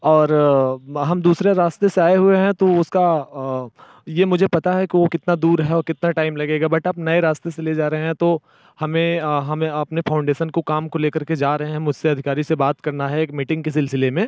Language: Hindi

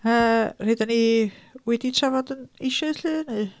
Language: Welsh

